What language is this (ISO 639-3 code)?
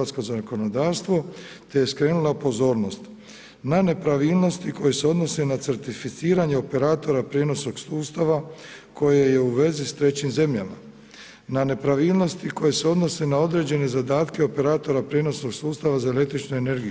hrv